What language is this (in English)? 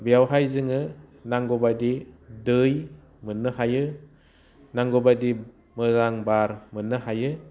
Bodo